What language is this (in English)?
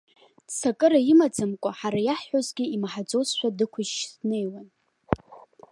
Abkhazian